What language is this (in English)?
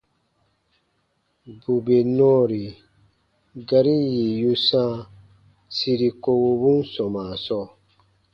Baatonum